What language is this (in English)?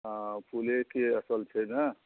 Maithili